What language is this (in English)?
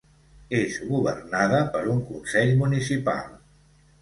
Catalan